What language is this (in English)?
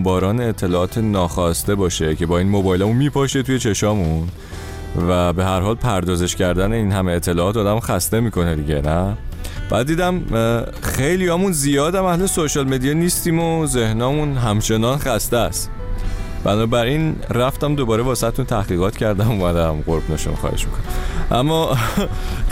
Persian